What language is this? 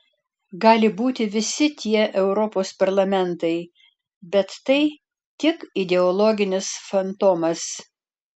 Lithuanian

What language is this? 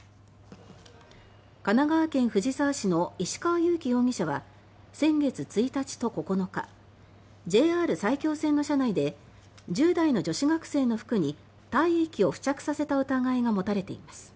Japanese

